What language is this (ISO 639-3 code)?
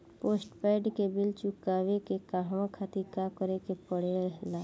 bho